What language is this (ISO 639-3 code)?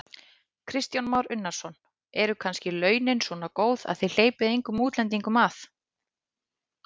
isl